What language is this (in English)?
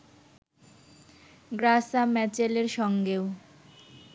Bangla